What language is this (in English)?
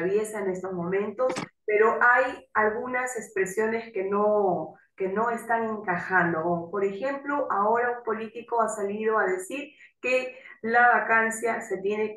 Spanish